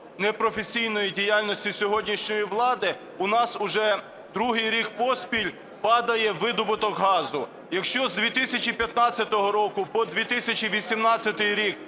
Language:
Ukrainian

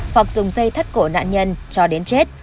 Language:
Vietnamese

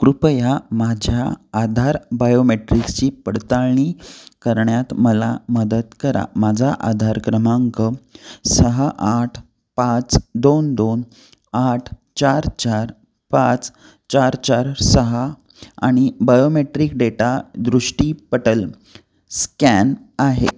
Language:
Marathi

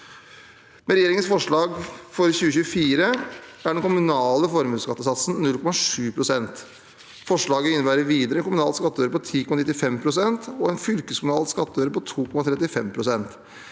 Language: Norwegian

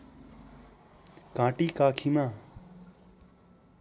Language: Nepali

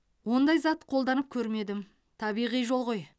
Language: Kazakh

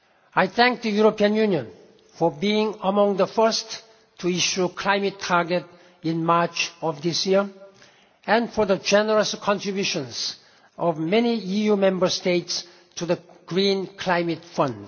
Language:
English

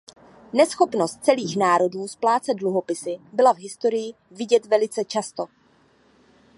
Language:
Czech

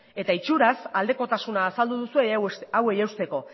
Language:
Basque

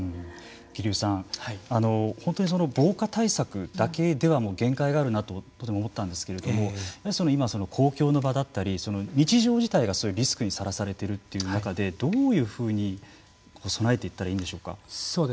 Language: Japanese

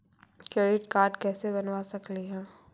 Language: Magahi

